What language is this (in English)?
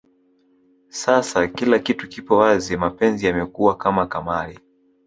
Swahili